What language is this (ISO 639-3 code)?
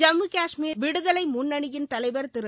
tam